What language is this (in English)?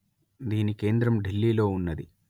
Telugu